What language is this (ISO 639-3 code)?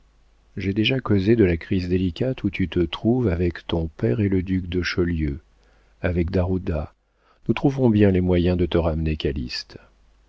fra